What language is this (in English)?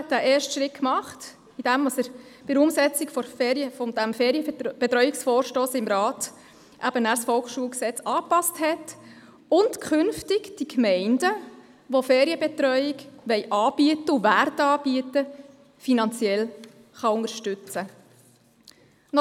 Swiss German